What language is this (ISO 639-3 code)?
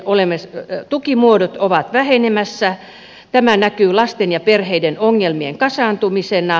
fin